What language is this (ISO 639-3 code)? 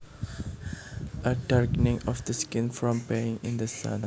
jav